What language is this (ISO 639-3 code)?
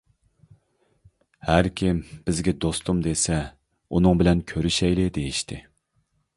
uig